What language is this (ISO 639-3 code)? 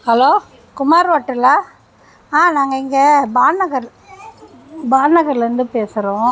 tam